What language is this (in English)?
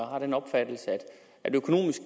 Danish